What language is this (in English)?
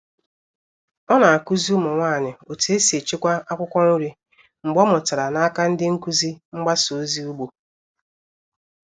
Igbo